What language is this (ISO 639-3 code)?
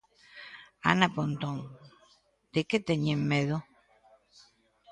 glg